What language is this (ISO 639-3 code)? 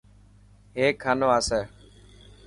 mki